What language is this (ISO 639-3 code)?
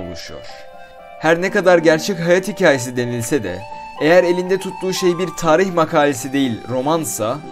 tur